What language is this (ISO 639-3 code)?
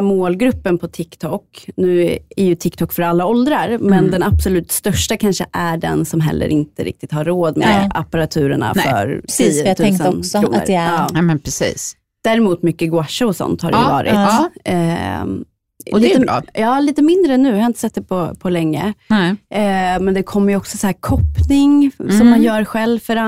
swe